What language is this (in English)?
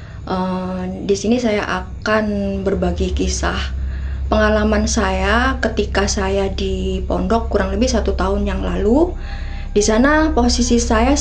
Indonesian